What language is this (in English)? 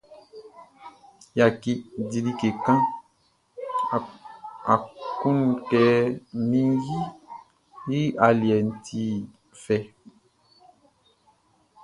Baoulé